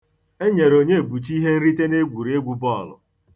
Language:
Igbo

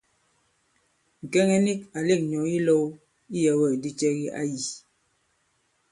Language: Bankon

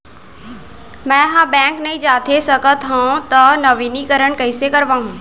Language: Chhattisgarhi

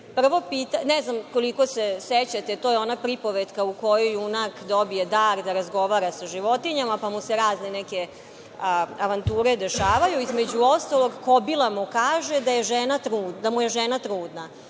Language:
Serbian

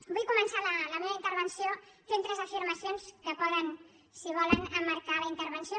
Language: Catalan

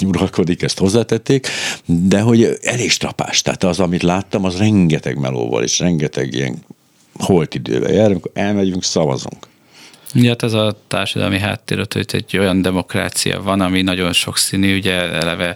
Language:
Hungarian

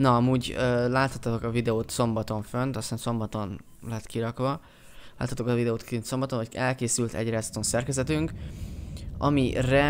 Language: Hungarian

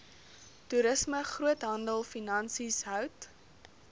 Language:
Afrikaans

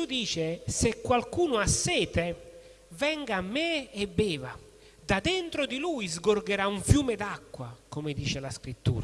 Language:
Italian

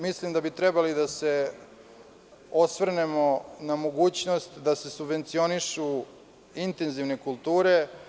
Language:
Serbian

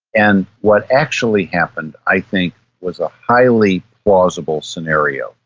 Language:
English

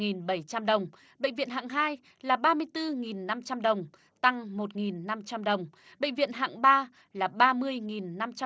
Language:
Vietnamese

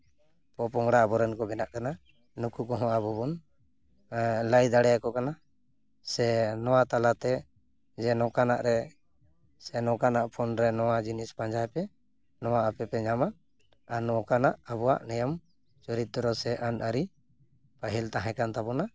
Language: Santali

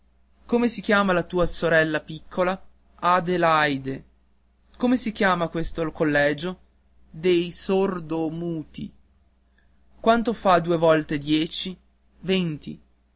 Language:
Italian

